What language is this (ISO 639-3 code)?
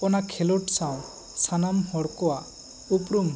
sat